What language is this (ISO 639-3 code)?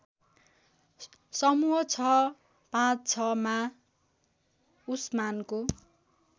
nep